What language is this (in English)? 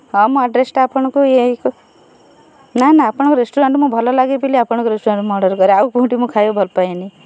Odia